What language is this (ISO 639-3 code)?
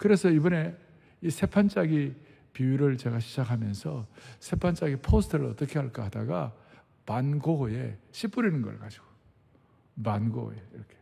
kor